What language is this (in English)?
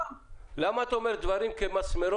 Hebrew